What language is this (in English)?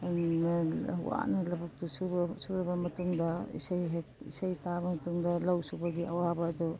Manipuri